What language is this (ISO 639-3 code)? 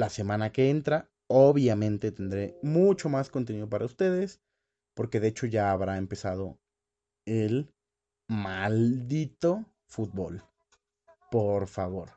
spa